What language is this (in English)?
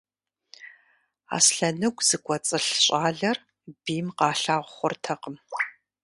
Kabardian